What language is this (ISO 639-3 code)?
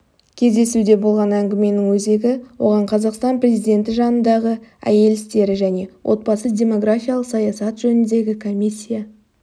kaz